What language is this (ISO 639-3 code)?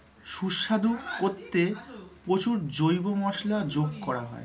ben